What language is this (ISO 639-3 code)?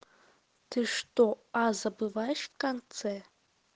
rus